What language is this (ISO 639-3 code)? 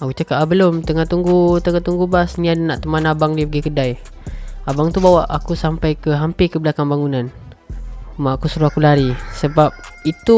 msa